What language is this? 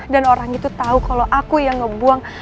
Indonesian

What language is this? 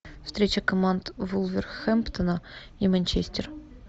Russian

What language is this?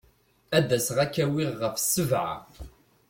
Kabyle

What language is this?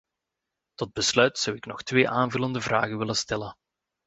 Dutch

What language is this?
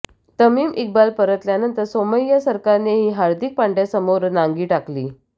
Marathi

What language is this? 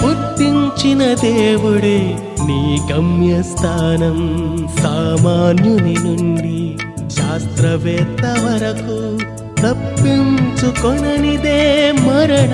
Telugu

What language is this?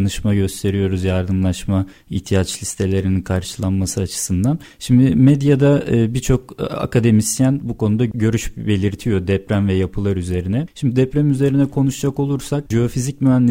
Turkish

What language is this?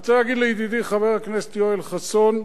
Hebrew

